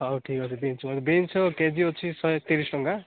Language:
Odia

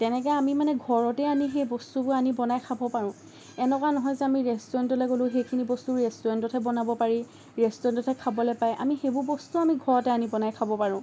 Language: Assamese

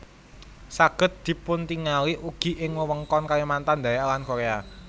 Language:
Javanese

